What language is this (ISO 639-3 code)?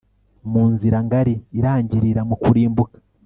kin